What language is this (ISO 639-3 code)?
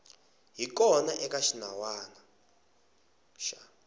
tso